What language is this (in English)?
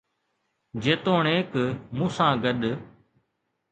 Sindhi